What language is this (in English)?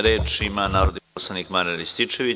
Serbian